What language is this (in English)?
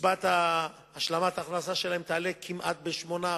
Hebrew